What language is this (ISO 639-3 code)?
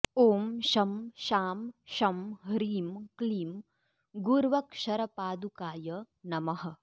san